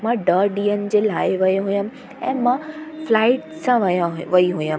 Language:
Sindhi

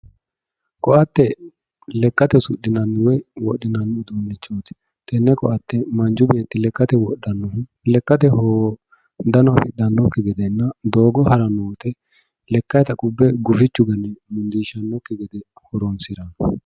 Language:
Sidamo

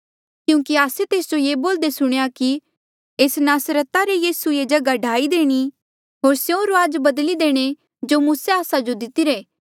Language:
Mandeali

